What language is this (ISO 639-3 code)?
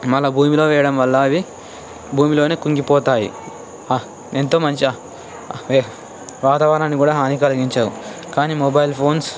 tel